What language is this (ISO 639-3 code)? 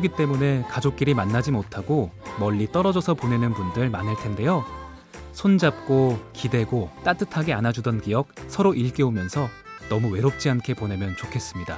kor